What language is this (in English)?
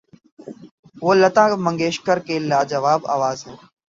Urdu